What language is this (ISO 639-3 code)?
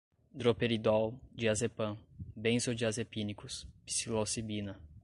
por